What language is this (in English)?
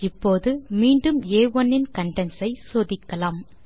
Tamil